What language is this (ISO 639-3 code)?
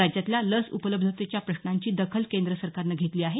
mar